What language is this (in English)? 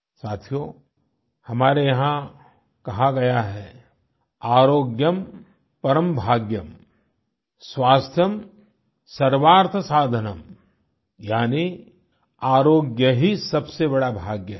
Hindi